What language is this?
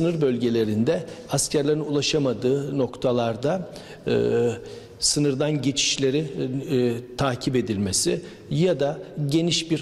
Turkish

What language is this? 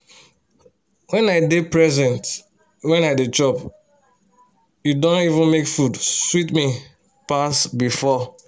Nigerian Pidgin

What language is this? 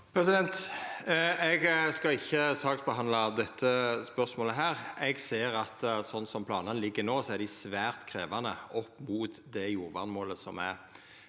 Norwegian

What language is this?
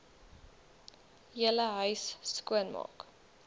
Afrikaans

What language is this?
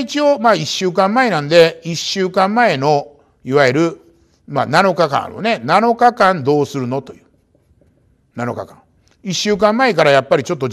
Japanese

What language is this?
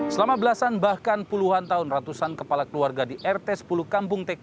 Indonesian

